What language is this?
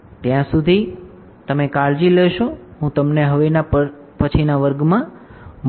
Gujarati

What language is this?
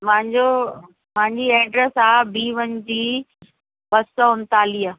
Sindhi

